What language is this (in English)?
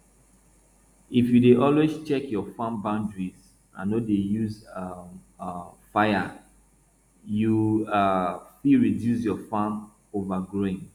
Nigerian Pidgin